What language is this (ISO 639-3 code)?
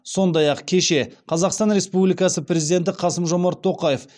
kaz